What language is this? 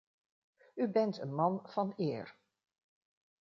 Dutch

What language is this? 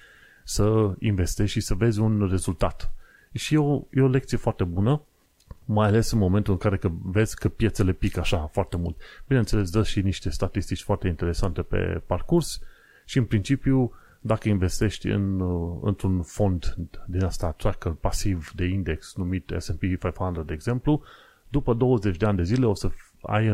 Romanian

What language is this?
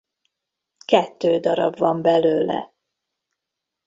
Hungarian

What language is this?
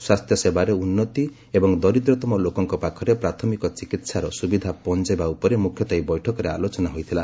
Odia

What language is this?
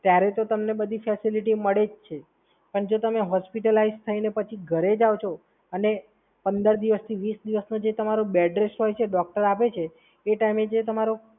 Gujarati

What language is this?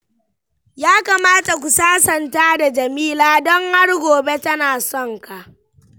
Hausa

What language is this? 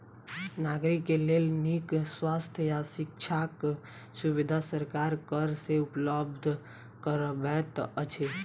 Maithili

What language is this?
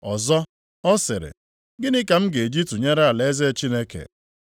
Igbo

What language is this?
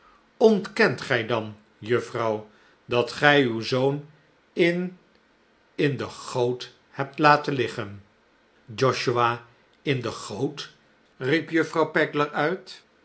Dutch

